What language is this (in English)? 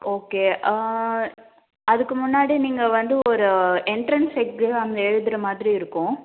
Tamil